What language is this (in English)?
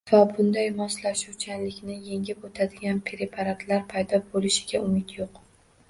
Uzbek